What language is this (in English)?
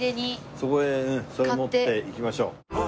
Japanese